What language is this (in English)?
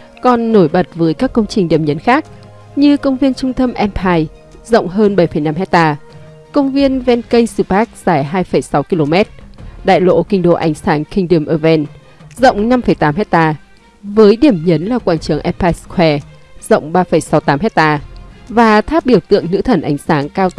Vietnamese